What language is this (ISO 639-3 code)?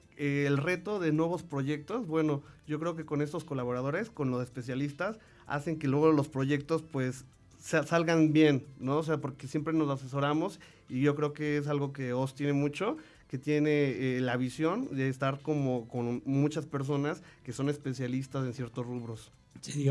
spa